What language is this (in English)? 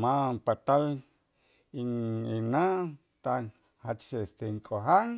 Itzá